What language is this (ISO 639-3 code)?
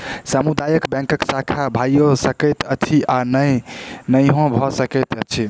mai